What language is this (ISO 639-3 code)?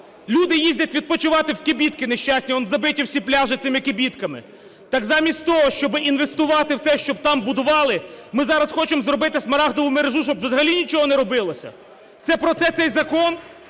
ukr